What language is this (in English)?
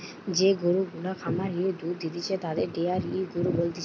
Bangla